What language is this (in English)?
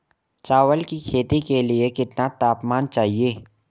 Hindi